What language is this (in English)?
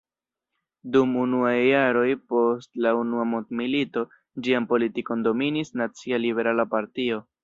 Esperanto